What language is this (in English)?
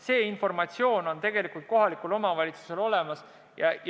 Estonian